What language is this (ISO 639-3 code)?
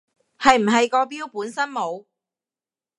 yue